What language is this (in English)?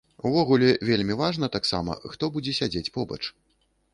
Belarusian